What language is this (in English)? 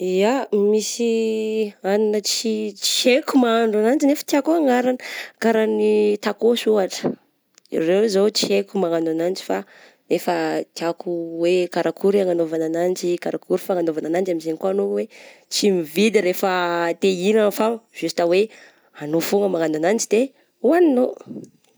Southern Betsimisaraka Malagasy